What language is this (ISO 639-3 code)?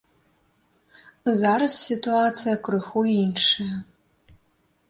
bel